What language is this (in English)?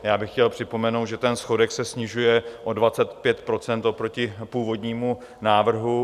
Czech